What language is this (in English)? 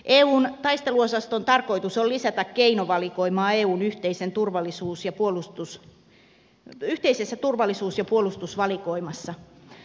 Finnish